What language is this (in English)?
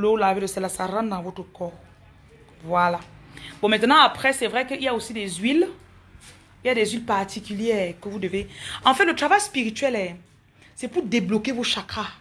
French